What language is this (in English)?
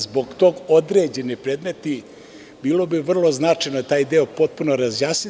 Serbian